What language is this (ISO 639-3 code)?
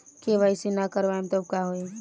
bho